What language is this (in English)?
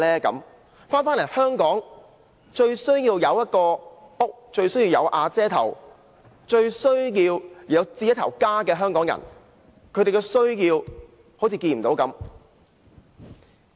Cantonese